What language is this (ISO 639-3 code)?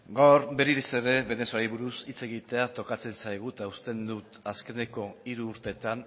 eus